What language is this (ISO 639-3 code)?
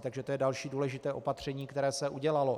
ces